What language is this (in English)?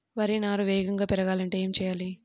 Telugu